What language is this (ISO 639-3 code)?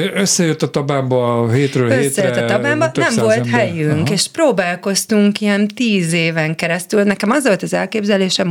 hun